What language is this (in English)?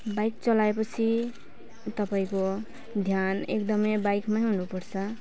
Nepali